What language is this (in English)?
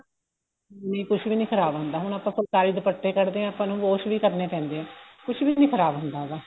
Punjabi